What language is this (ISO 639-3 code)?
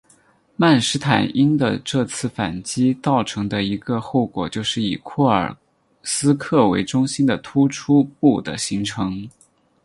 zho